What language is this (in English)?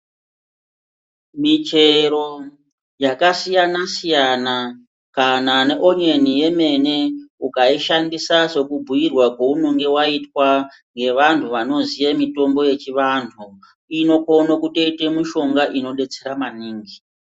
Ndau